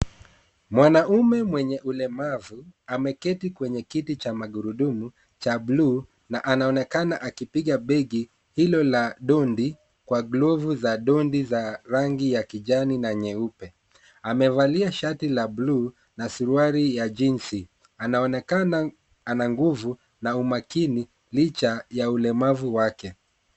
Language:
Swahili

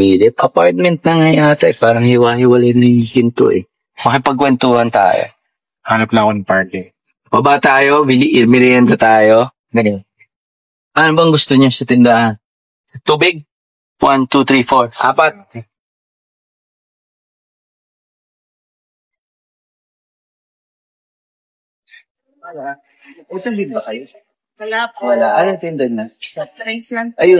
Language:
Filipino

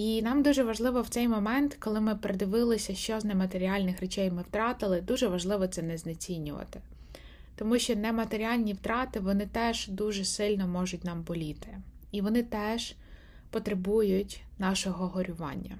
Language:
Ukrainian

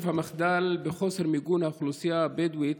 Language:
Hebrew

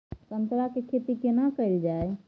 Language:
Maithili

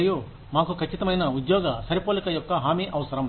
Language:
Telugu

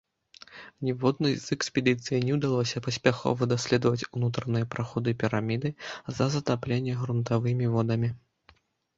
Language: Belarusian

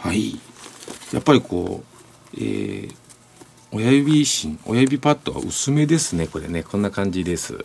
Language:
Japanese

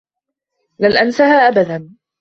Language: Arabic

